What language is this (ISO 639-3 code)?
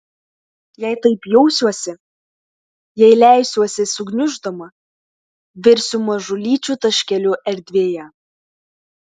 lit